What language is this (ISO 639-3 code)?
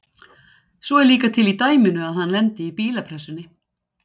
isl